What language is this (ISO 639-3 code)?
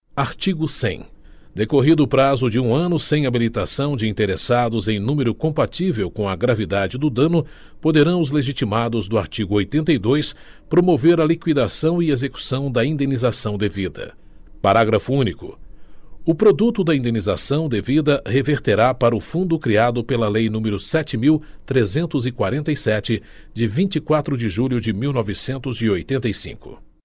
por